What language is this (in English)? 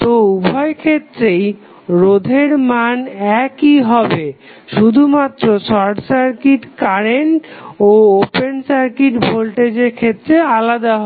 Bangla